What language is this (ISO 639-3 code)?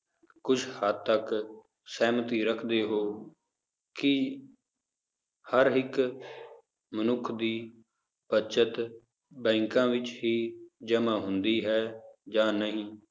pan